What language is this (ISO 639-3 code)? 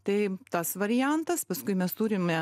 lit